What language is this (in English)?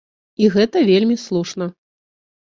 Belarusian